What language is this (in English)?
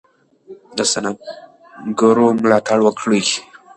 Pashto